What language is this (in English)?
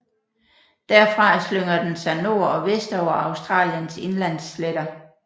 Danish